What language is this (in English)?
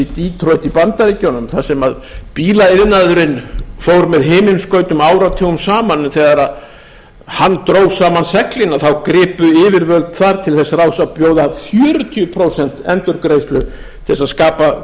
Icelandic